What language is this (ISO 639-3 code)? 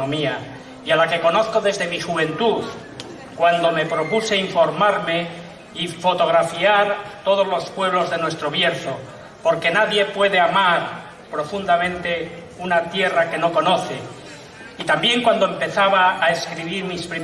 spa